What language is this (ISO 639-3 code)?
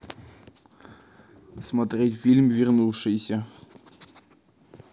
rus